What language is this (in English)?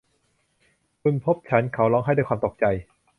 Thai